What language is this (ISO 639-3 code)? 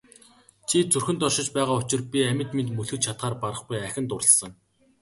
mon